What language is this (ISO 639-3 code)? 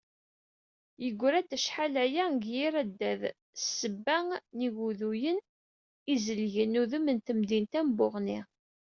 kab